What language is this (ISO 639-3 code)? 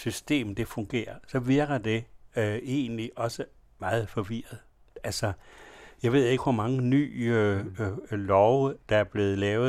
dan